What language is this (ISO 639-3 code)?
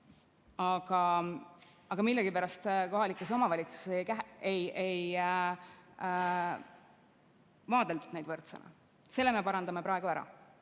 est